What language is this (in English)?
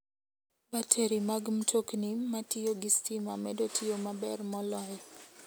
Luo (Kenya and Tanzania)